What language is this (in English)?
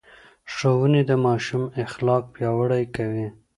Pashto